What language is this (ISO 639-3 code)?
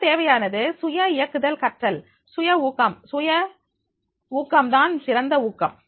tam